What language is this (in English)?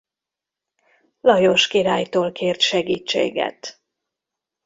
Hungarian